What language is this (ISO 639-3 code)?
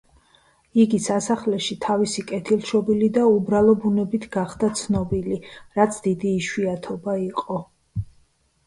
kat